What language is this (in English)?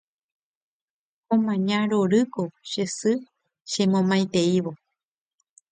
Guarani